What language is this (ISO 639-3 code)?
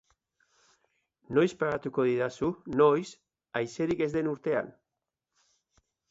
eus